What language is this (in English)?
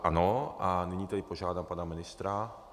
Czech